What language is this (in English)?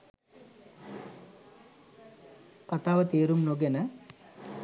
Sinhala